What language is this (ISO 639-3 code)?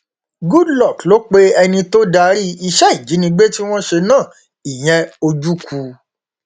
yor